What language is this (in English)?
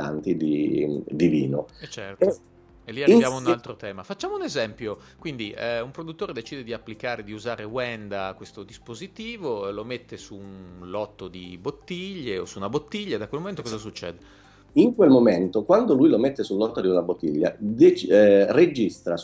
Italian